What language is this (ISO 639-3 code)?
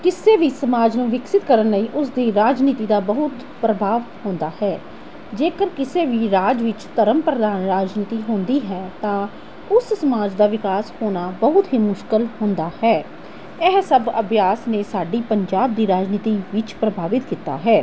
pan